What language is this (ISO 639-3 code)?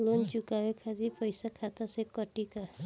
bho